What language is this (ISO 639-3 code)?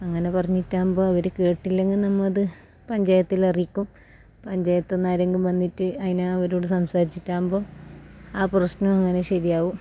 mal